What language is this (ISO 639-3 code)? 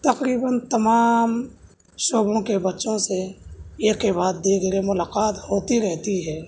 urd